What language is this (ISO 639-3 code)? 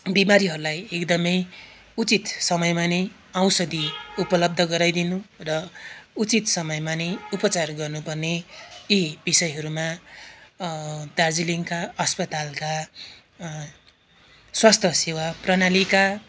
nep